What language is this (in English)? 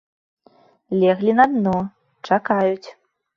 Belarusian